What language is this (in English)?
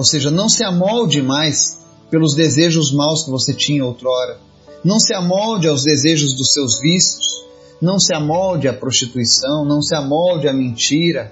Portuguese